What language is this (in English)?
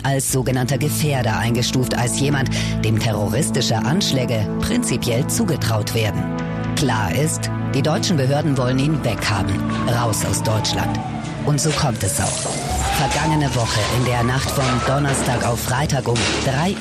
German